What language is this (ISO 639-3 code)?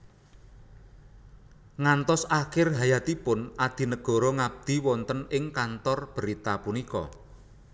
jav